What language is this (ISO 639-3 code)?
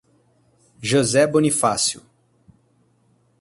por